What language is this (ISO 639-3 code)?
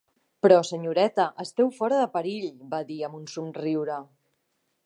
cat